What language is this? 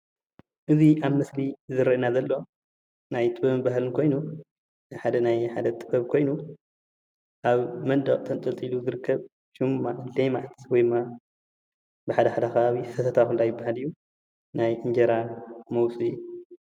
Tigrinya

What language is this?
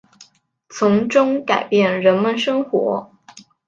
Chinese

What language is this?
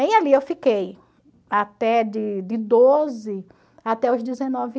Portuguese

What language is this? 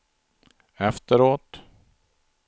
Swedish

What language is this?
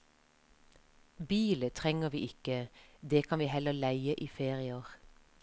Norwegian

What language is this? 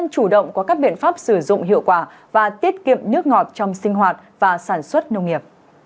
Vietnamese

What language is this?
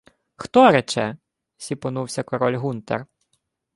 Ukrainian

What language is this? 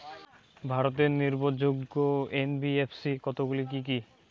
Bangla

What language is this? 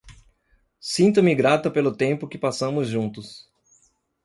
Portuguese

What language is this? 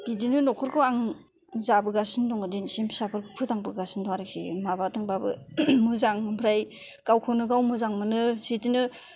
Bodo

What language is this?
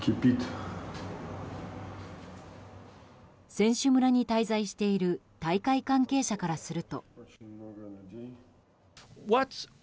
Japanese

